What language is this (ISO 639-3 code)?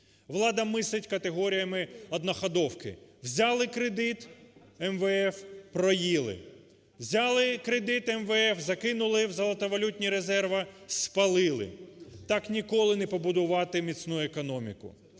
ukr